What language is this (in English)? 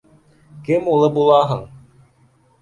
Bashkir